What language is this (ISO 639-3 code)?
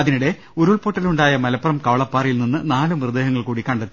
mal